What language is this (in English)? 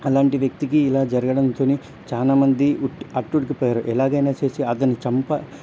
Telugu